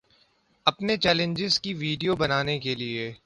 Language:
Urdu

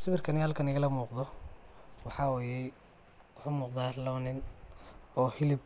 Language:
Somali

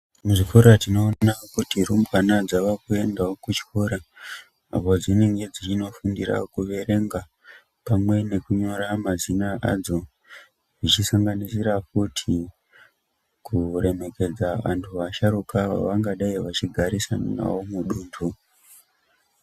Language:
Ndau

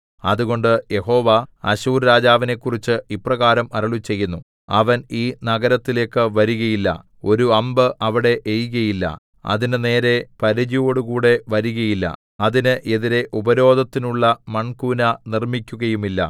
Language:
Malayalam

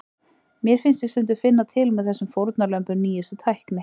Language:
Icelandic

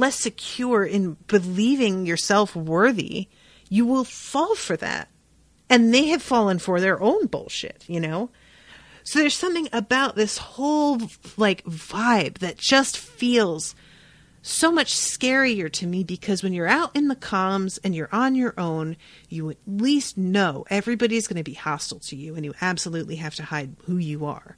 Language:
English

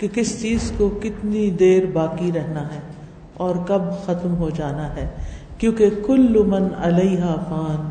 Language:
Urdu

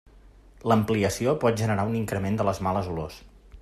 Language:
Catalan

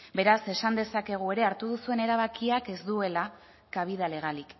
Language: Basque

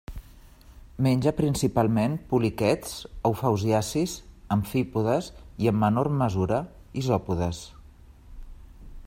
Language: Catalan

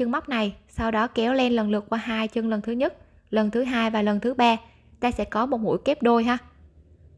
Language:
Vietnamese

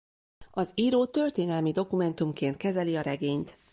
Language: Hungarian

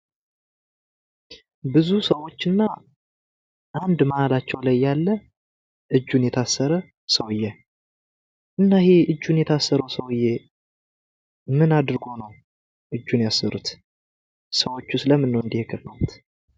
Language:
Amharic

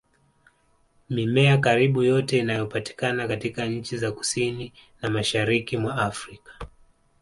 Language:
Swahili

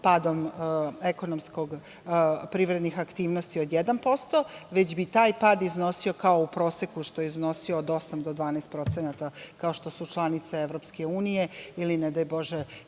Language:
Serbian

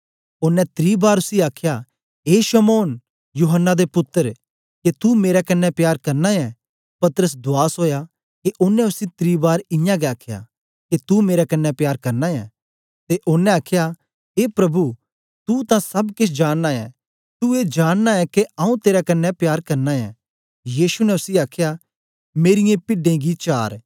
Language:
Dogri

